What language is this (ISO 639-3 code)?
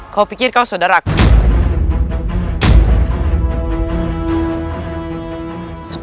ind